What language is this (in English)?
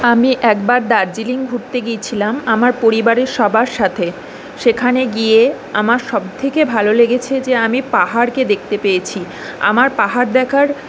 Bangla